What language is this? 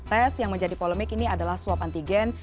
Indonesian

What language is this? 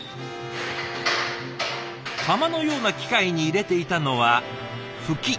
Japanese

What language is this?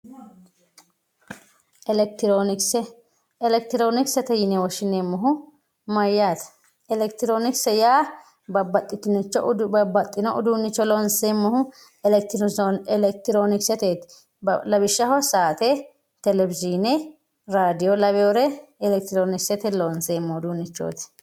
Sidamo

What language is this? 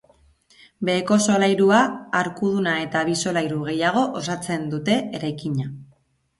Basque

